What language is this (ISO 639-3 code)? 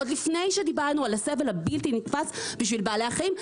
heb